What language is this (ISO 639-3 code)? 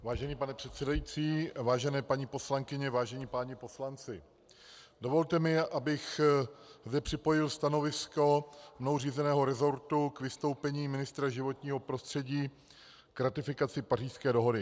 ces